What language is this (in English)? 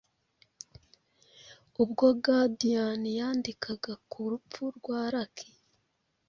Kinyarwanda